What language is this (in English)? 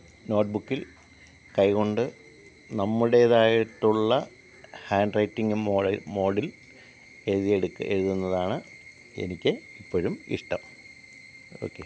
Malayalam